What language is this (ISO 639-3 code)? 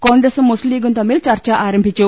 mal